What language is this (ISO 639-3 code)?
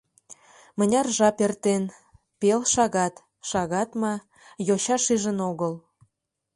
chm